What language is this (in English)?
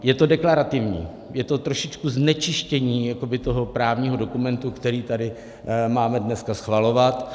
Czech